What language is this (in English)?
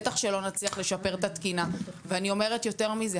Hebrew